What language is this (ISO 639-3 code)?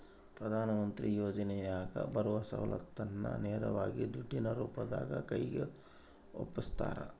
kan